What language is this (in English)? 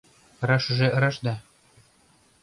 Mari